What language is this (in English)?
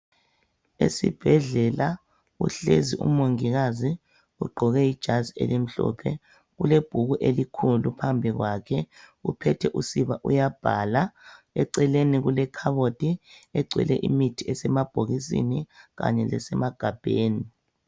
North Ndebele